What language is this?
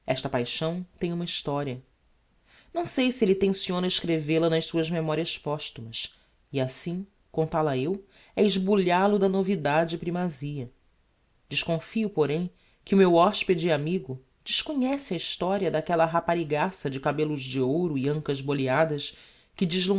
Portuguese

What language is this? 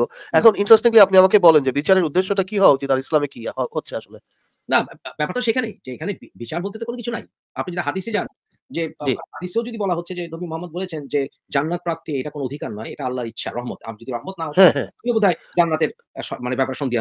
Bangla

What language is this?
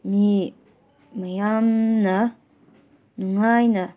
Manipuri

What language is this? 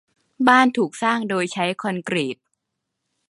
Thai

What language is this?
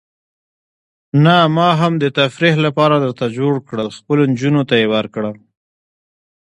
Pashto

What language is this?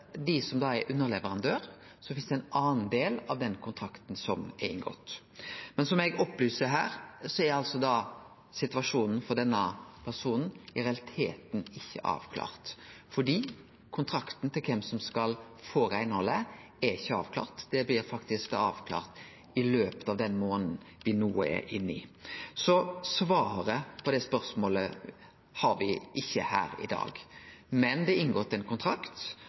Norwegian Nynorsk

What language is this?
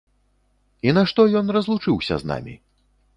Belarusian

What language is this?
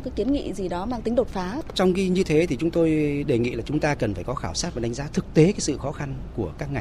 Vietnamese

